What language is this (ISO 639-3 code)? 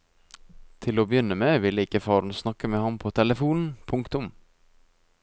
nor